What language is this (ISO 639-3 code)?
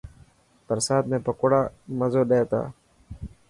mki